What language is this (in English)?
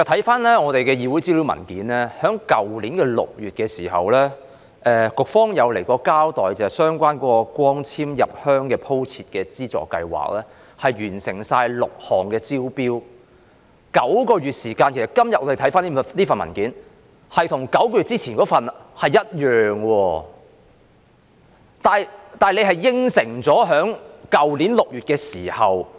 Cantonese